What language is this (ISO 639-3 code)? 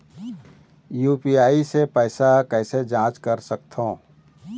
hne